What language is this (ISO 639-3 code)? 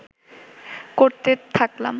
ben